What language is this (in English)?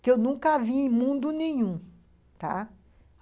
Portuguese